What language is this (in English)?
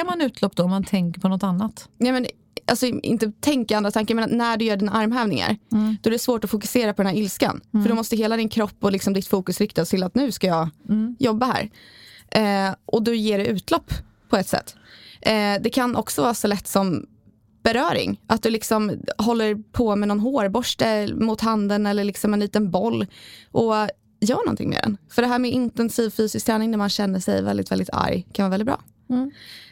Swedish